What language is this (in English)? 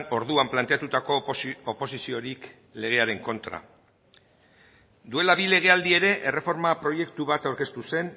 Basque